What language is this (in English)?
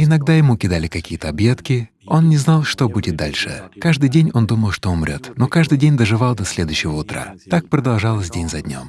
Russian